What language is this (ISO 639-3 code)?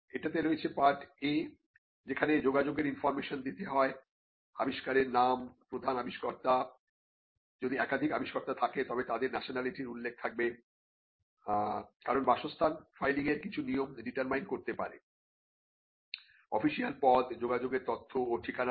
ben